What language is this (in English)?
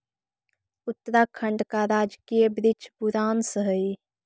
Magahi